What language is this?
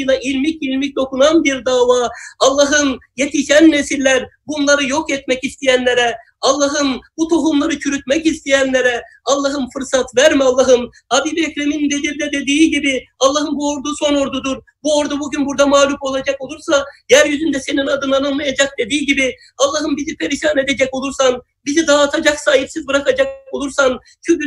Turkish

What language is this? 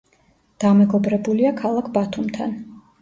Georgian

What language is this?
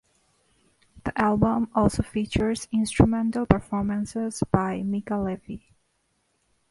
English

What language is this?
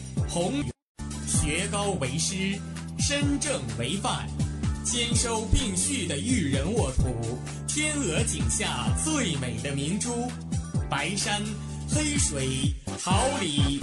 Chinese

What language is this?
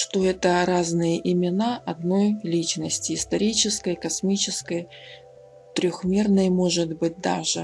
Russian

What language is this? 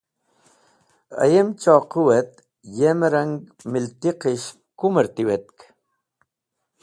Wakhi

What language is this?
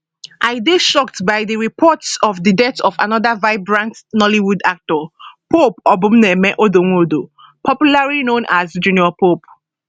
Nigerian Pidgin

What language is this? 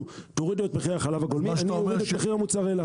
Hebrew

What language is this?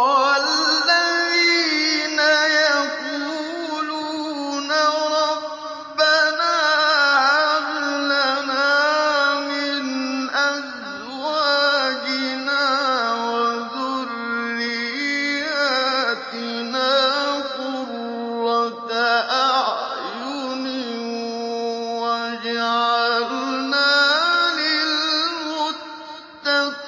Arabic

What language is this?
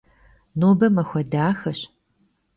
Kabardian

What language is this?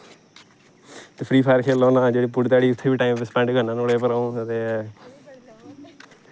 Dogri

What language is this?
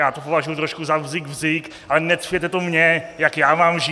Czech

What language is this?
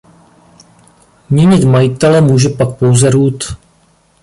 Czech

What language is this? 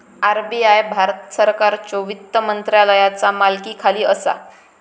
Marathi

